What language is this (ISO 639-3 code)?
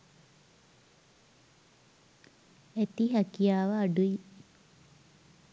sin